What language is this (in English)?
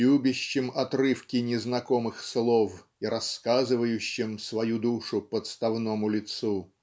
Russian